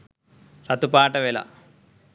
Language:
Sinhala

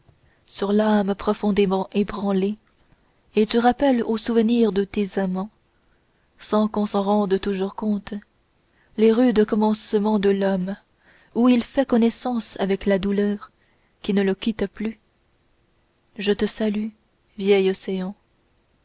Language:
French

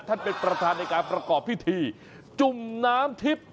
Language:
Thai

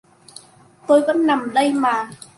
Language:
Vietnamese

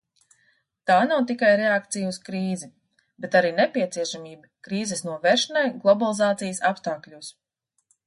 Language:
Latvian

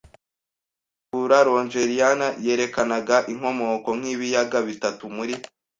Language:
Kinyarwanda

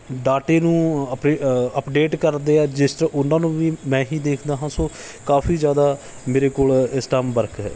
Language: Punjabi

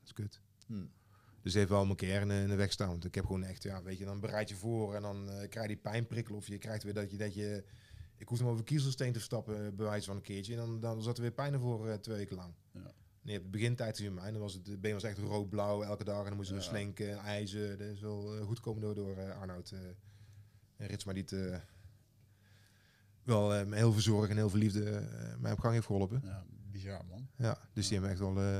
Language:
Dutch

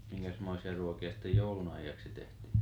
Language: Finnish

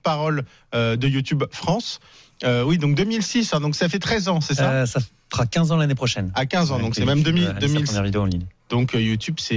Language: French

